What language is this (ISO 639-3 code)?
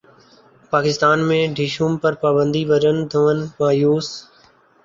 urd